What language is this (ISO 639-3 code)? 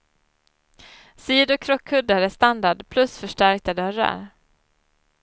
swe